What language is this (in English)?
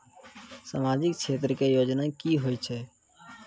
Maithili